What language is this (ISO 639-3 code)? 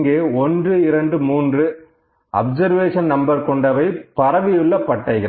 tam